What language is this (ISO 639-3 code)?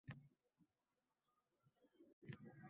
uzb